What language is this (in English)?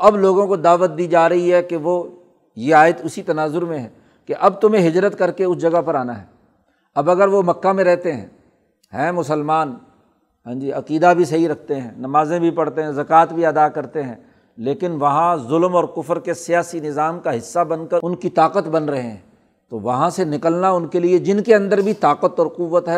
Urdu